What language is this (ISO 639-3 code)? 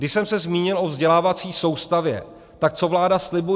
ces